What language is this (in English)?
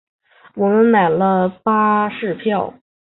Chinese